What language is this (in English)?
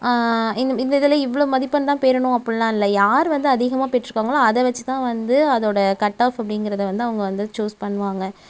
Tamil